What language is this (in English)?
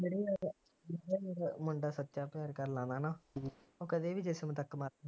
Punjabi